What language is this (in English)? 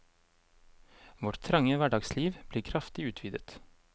Norwegian